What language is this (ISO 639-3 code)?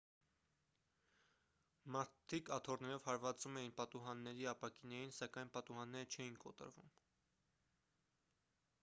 hye